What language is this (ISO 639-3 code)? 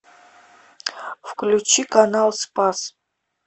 rus